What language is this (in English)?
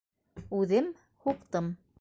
Bashkir